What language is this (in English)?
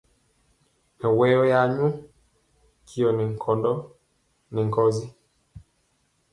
Mpiemo